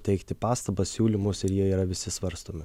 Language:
Lithuanian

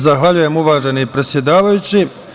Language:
Serbian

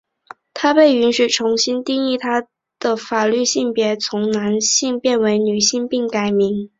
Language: Chinese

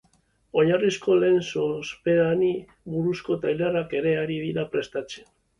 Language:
Basque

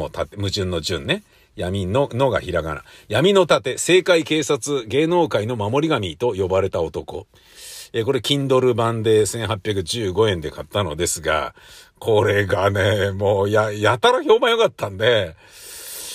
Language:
Japanese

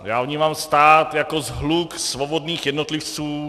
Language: Czech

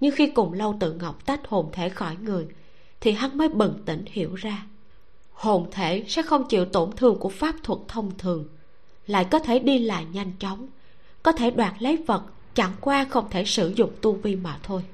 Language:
Vietnamese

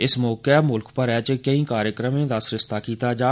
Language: Dogri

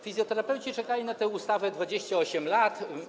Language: Polish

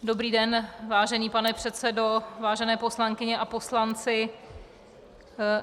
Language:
Czech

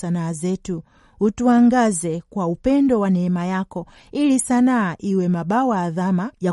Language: Swahili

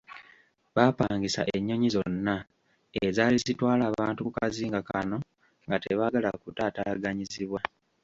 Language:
Ganda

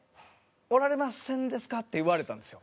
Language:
Japanese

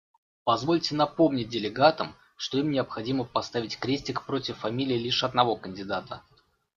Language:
Russian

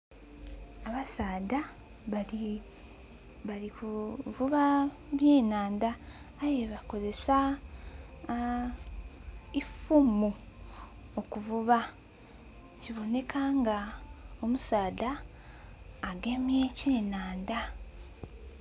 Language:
Soga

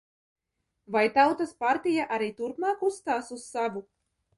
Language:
Latvian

